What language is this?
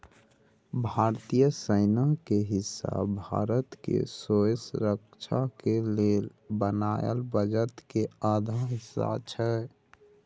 Maithili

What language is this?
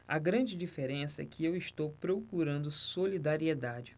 Portuguese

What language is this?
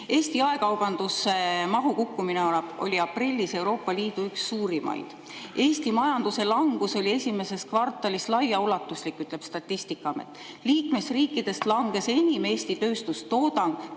Estonian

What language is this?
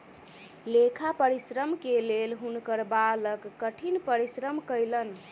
Maithili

